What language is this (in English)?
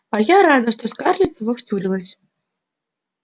Russian